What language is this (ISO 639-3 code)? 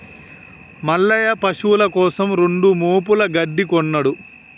tel